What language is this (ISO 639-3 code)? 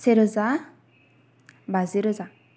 brx